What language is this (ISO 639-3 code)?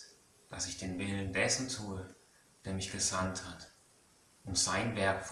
deu